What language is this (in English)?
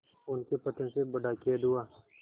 Hindi